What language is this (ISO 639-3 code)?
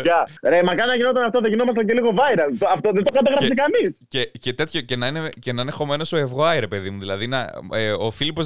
ell